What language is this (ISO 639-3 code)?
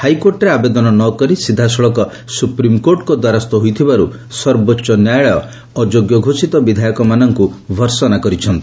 ori